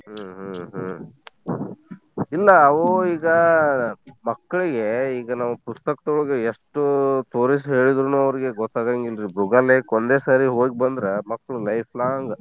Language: Kannada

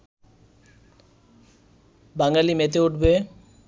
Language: Bangla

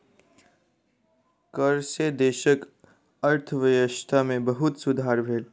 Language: Maithili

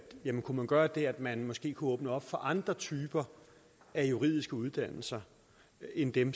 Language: Danish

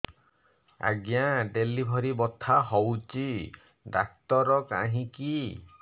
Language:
Odia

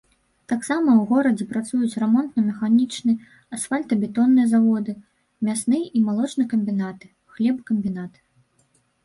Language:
Belarusian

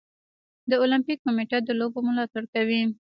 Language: Pashto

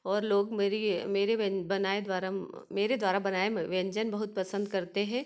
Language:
Hindi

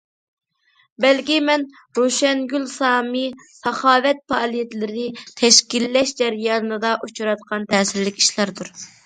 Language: Uyghur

